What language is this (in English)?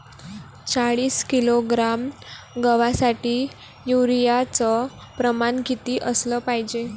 Marathi